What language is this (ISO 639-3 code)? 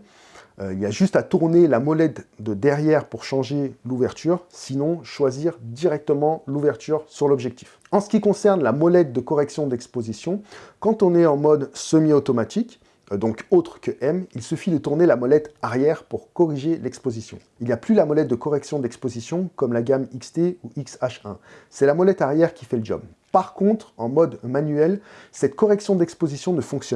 fra